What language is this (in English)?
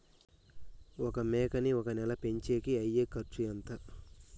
Telugu